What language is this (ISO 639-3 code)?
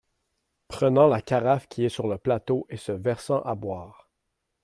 fra